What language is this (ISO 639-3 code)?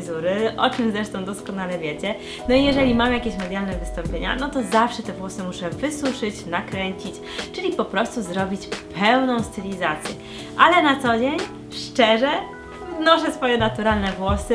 pol